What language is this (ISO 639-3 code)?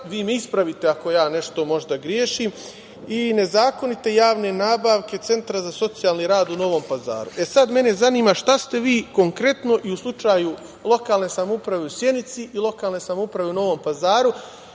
srp